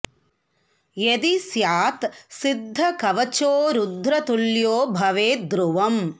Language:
Sanskrit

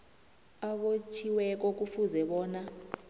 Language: South Ndebele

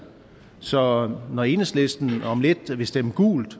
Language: Danish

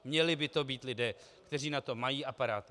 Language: Czech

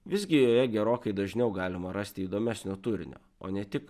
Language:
Lithuanian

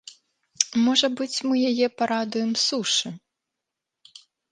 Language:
Belarusian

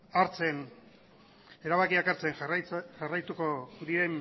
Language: Basque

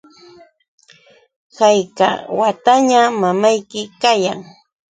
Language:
Yauyos Quechua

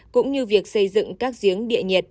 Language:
Vietnamese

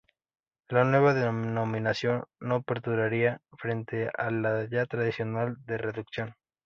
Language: Spanish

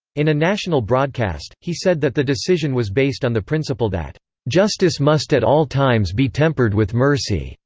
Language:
English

